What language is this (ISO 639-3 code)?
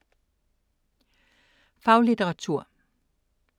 dan